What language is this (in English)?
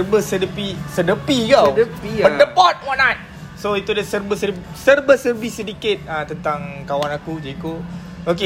Malay